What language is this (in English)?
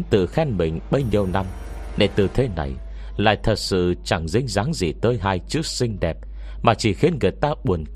Vietnamese